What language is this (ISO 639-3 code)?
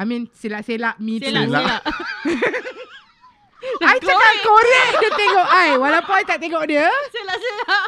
msa